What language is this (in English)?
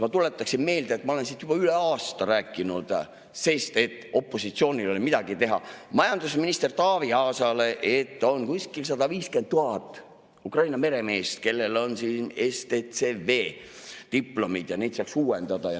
Estonian